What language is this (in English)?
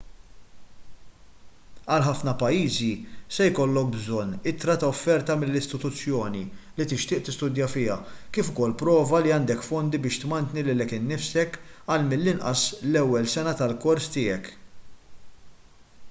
Maltese